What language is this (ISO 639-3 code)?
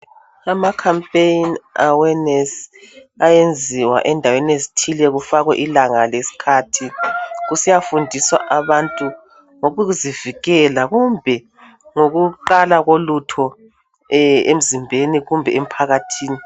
nde